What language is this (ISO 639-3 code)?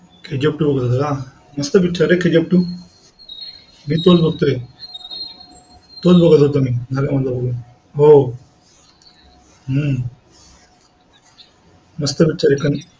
mar